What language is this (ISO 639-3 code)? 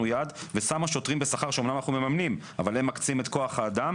heb